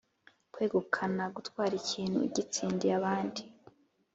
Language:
Kinyarwanda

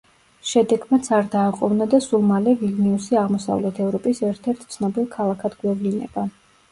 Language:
Georgian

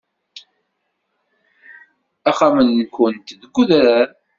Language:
Kabyle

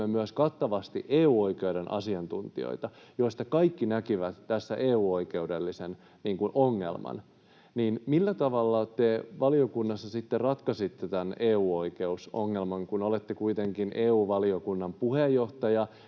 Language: Finnish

